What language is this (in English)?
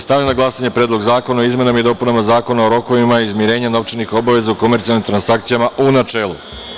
Serbian